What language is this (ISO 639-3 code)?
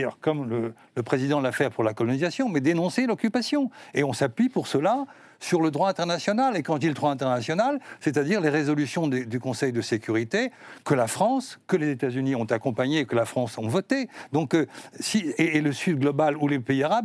fra